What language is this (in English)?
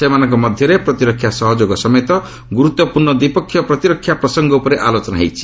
Odia